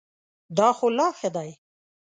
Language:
Pashto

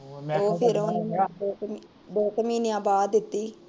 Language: Punjabi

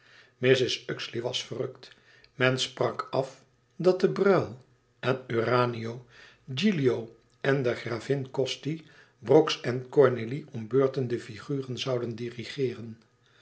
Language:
Dutch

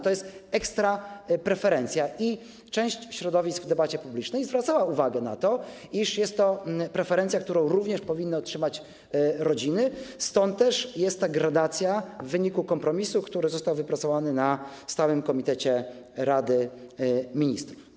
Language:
Polish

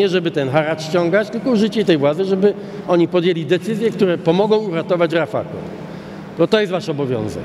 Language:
Polish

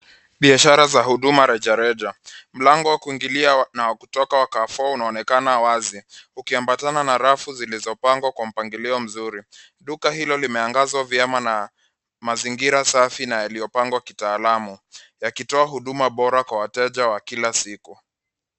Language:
Swahili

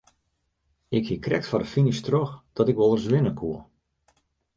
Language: Western Frisian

